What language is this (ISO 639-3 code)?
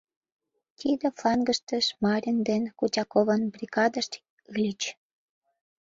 chm